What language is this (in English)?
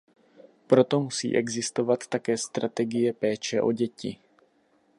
Czech